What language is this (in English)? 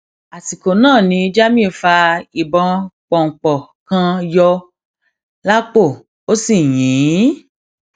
Yoruba